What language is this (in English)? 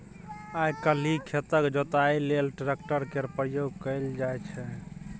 Maithili